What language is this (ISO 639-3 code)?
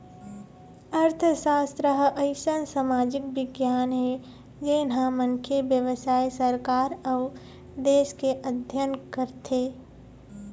hne